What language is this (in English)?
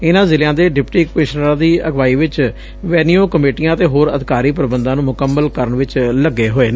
Punjabi